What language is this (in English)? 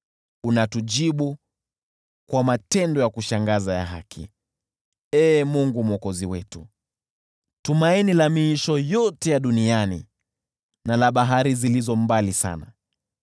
Swahili